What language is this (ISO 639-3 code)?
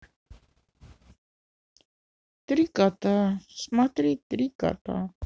rus